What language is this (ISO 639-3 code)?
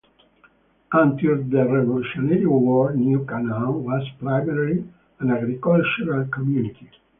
eng